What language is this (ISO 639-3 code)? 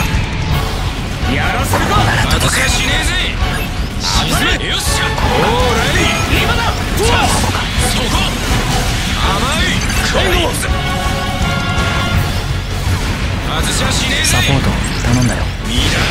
jpn